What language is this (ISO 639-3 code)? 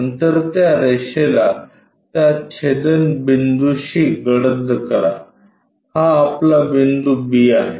mar